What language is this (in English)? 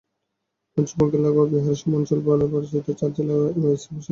Bangla